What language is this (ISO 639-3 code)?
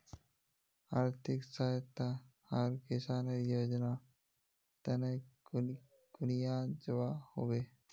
mag